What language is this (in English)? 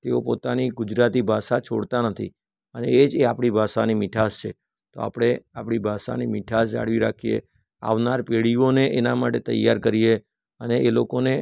Gujarati